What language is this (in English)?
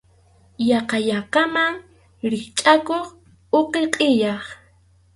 Arequipa-La Unión Quechua